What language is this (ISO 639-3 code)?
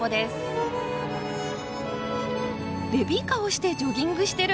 jpn